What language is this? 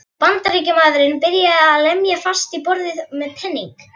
Icelandic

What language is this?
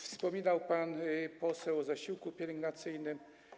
Polish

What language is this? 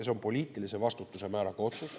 Estonian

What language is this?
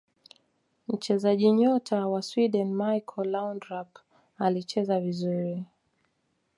Swahili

